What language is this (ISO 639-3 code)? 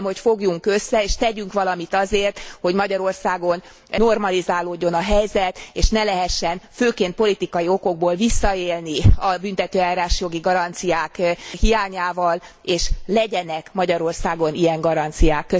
hun